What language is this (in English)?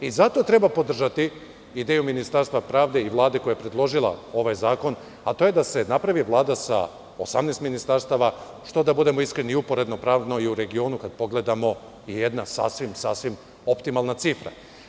Serbian